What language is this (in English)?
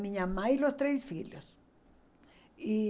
Portuguese